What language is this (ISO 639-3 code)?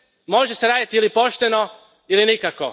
hrv